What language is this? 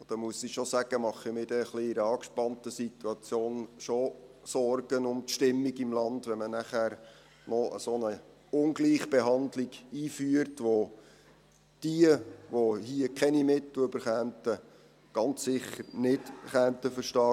Swiss German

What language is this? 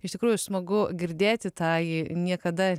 Lithuanian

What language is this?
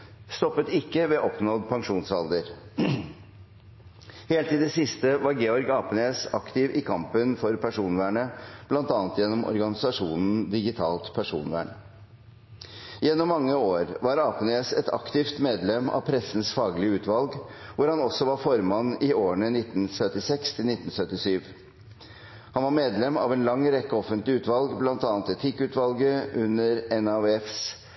Norwegian Bokmål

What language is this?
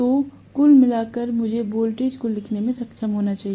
Hindi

